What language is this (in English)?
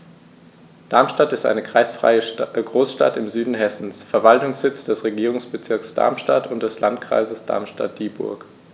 German